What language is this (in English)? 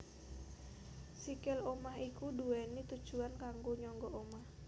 Javanese